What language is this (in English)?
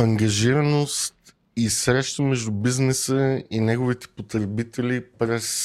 Bulgarian